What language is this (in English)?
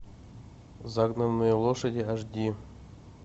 Russian